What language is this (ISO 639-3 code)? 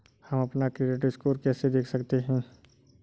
hin